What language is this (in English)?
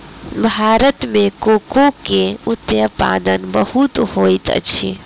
Maithili